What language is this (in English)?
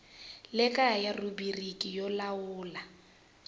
Tsonga